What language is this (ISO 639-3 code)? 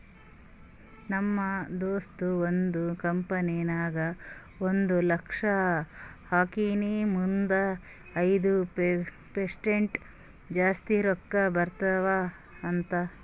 kan